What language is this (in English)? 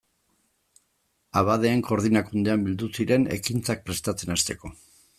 Basque